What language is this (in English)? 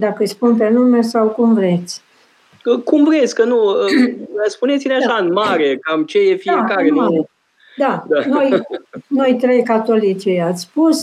Romanian